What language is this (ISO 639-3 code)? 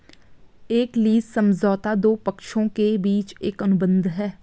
hin